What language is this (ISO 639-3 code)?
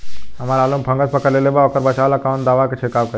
bho